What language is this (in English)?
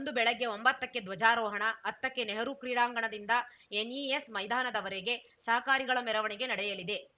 Kannada